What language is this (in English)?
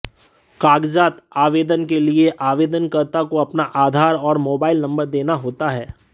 Hindi